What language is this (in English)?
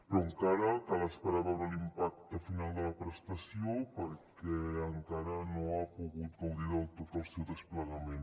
Catalan